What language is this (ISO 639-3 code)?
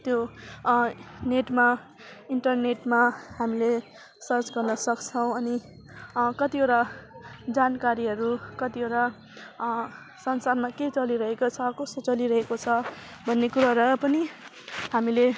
nep